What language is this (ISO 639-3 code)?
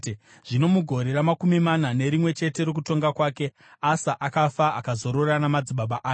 sna